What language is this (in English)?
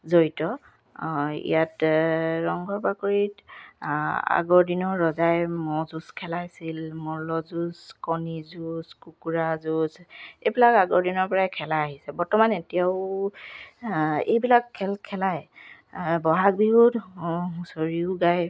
Assamese